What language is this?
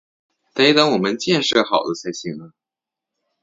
Chinese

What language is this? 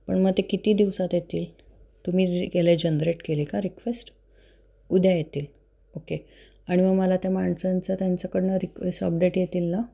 Marathi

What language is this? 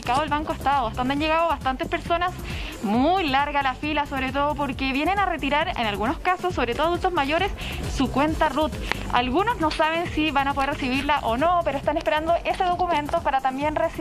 Spanish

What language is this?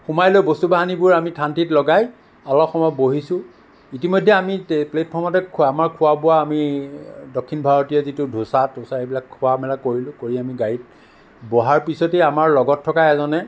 Assamese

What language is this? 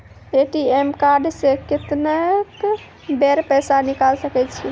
Maithili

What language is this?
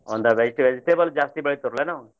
Kannada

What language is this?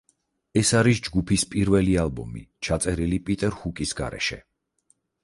Georgian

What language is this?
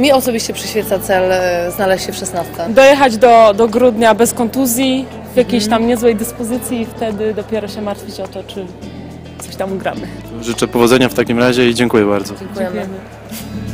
Polish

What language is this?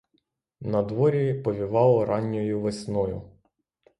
Ukrainian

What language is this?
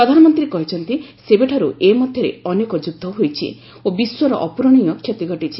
Odia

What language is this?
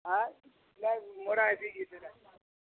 Odia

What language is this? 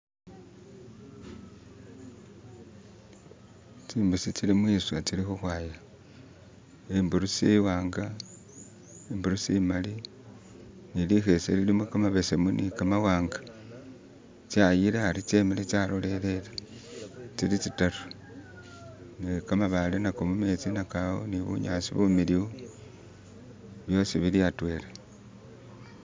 Masaaba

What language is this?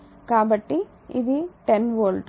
Telugu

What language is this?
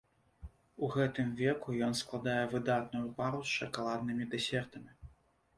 Belarusian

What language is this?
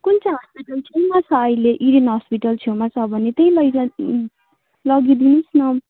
Nepali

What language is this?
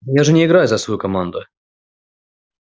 Russian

